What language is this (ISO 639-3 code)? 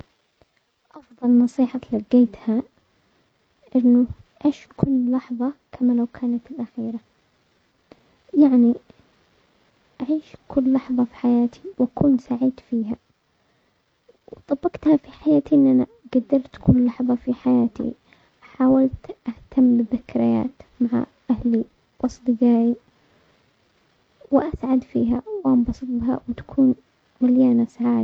acx